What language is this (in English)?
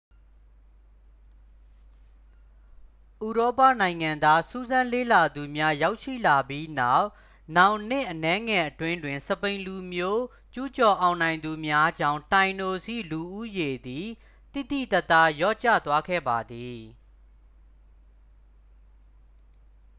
Burmese